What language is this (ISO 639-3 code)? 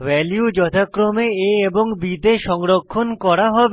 ben